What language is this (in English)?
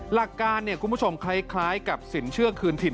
Thai